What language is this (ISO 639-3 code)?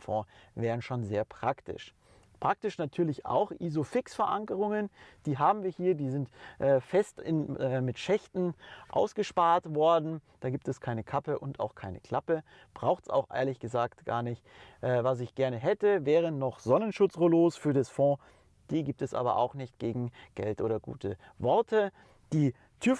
deu